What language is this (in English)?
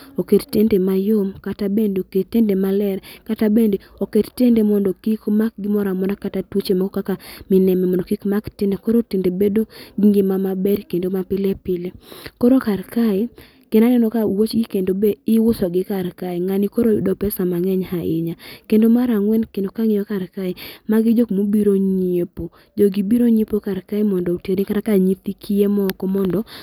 Luo (Kenya and Tanzania)